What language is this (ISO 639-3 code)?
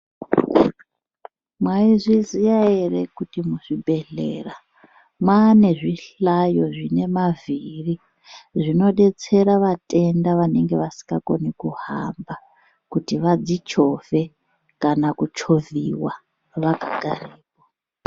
ndc